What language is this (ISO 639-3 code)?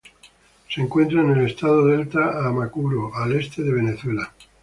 spa